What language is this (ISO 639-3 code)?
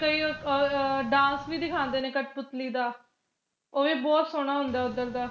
pan